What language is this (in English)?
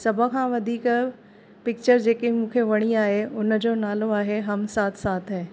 Sindhi